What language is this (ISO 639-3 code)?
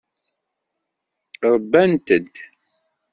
kab